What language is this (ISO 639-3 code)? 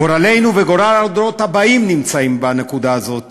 heb